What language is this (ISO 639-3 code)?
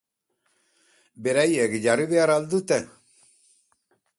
eus